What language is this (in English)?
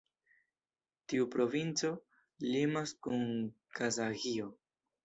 Esperanto